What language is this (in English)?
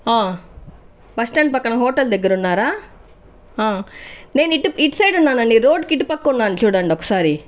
Telugu